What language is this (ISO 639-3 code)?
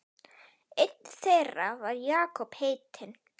isl